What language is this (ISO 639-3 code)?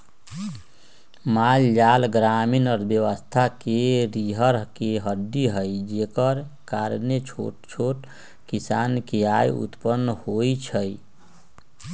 mag